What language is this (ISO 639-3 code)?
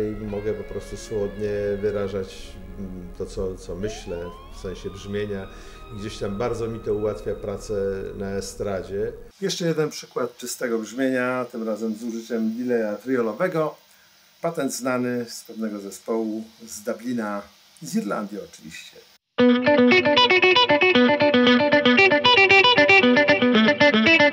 pol